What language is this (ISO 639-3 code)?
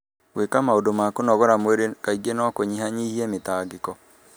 kik